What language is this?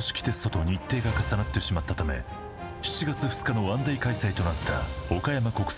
Japanese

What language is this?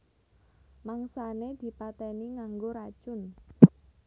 Javanese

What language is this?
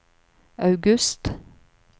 Norwegian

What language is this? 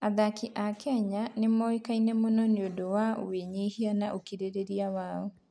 Kikuyu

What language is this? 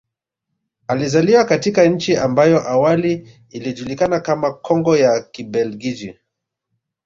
Swahili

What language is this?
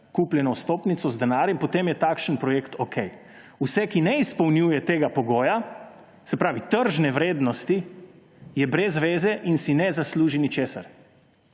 Slovenian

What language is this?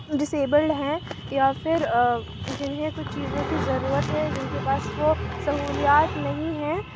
Urdu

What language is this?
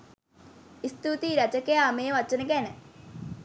Sinhala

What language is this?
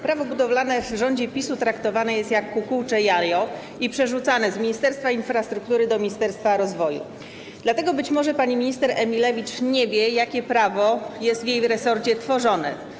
Polish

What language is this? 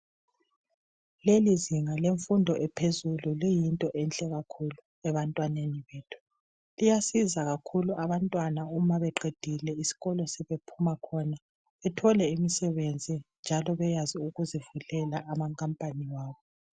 North Ndebele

